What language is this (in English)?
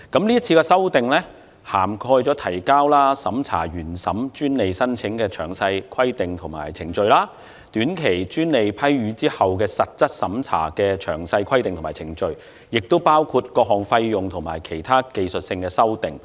Cantonese